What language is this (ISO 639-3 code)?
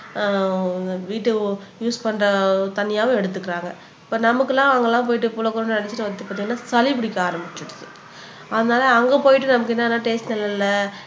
tam